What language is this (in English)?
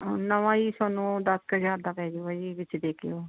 Punjabi